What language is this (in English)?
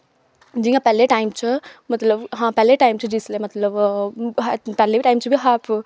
Dogri